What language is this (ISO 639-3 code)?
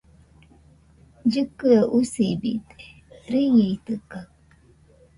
hux